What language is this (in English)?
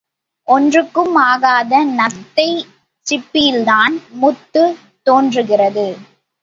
Tamil